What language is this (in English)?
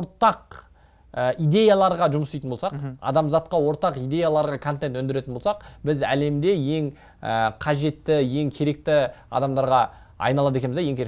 Turkish